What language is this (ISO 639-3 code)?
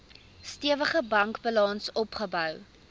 afr